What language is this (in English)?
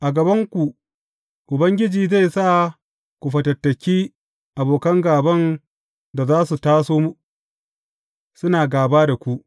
Hausa